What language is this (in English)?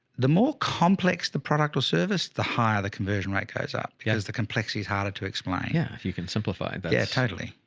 English